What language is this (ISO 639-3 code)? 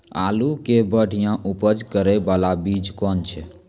mai